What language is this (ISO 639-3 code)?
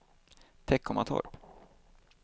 swe